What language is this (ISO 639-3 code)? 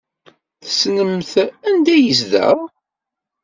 kab